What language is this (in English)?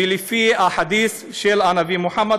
Hebrew